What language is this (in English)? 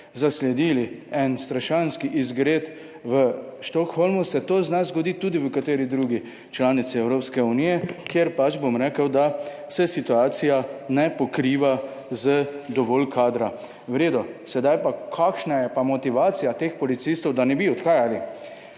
Slovenian